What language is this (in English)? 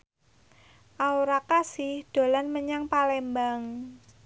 Javanese